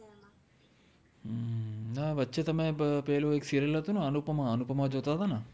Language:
Gujarati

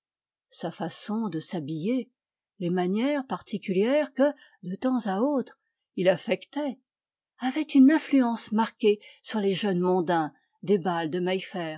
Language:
French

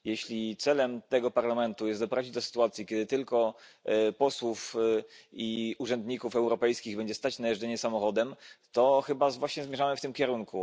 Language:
Polish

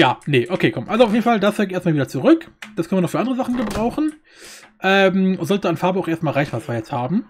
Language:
German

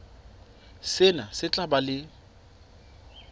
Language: Southern Sotho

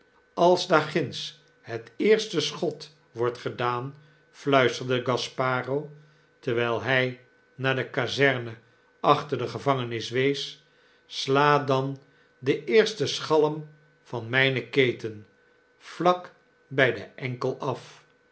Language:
Dutch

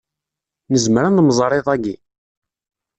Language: Kabyle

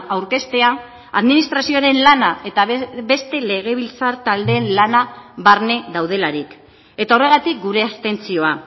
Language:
Basque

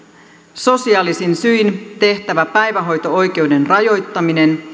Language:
Finnish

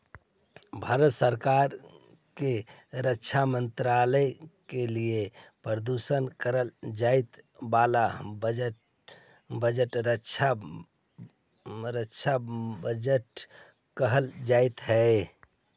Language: Magahi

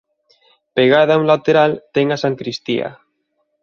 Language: Galician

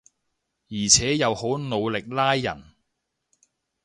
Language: Cantonese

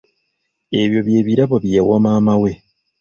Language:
Ganda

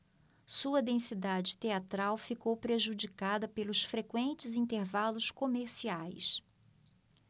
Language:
Portuguese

